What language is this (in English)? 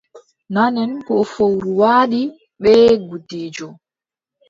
Adamawa Fulfulde